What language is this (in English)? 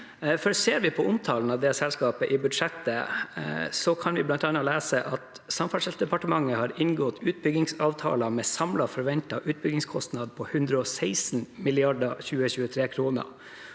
Norwegian